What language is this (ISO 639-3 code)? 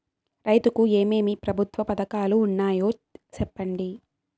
tel